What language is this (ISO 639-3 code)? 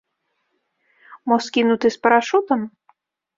bel